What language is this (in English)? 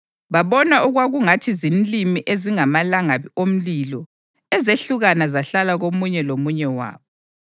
North Ndebele